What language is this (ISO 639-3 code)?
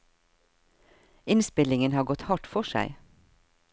nor